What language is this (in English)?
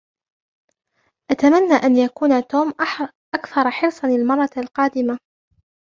Arabic